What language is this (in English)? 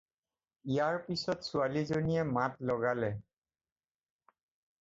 Assamese